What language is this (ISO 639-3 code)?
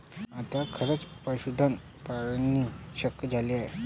mar